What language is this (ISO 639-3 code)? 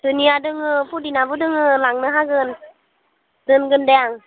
brx